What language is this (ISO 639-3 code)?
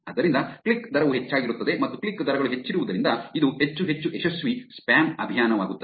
kan